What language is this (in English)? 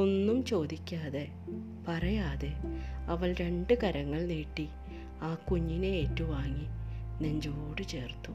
Malayalam